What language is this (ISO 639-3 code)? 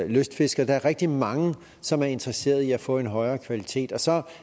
dan